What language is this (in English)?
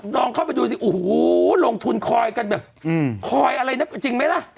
Thai